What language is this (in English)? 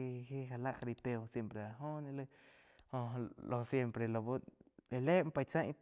Quiotepec Chinantec